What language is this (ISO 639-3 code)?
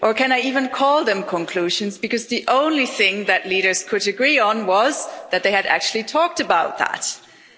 eng